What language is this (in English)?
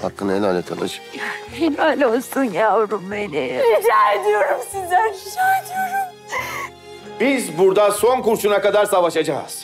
Turkish